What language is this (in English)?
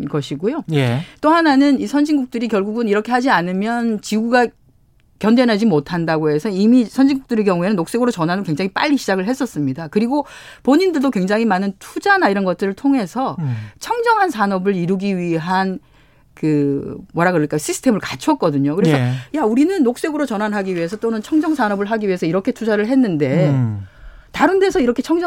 Korean